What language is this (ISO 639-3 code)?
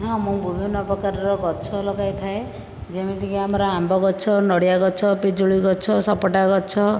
ori